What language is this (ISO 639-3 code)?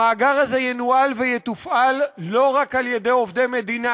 heb